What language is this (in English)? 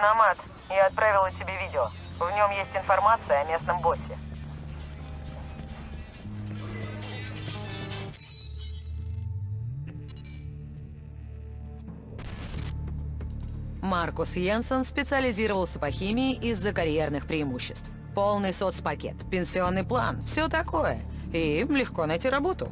Russian